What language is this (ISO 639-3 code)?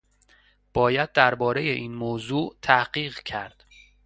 fas